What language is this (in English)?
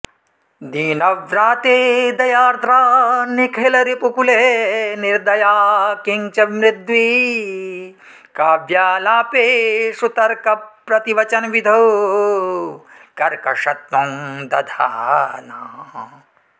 Sanskrit